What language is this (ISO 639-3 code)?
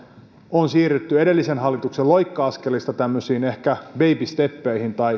fin